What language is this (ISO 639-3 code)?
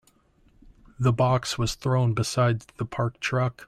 eng